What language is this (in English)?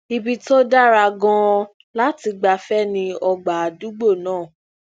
Yoruba